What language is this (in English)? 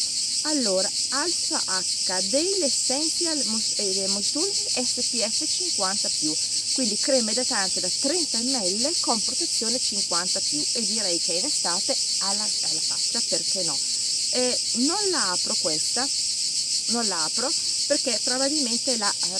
Italian